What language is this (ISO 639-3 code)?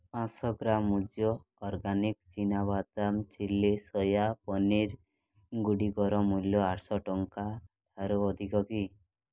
ori